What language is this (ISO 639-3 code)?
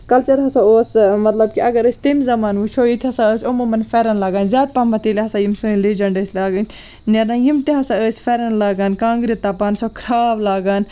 kas